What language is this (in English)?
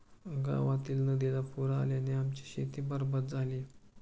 Marathi